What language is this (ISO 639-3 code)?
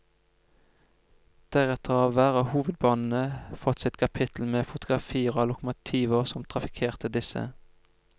nor